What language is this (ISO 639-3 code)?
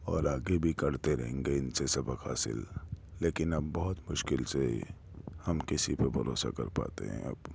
urd